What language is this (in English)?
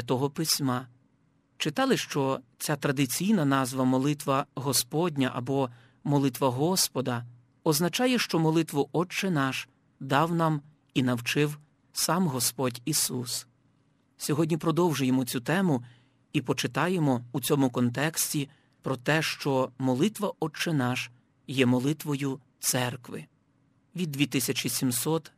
Ukrainian